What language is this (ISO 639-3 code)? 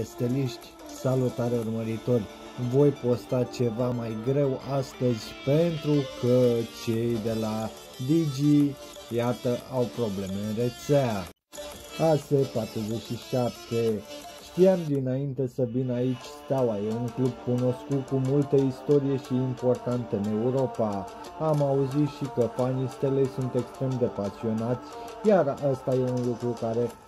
ron